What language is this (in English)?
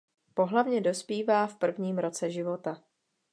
Czech